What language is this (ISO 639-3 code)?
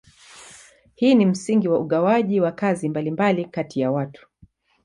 swa